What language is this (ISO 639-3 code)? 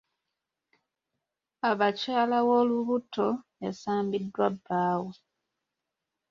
lug